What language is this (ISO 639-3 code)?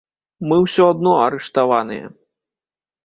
bel